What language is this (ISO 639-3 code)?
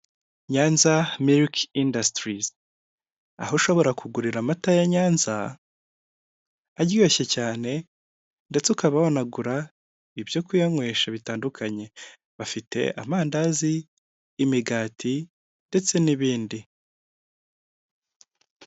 kin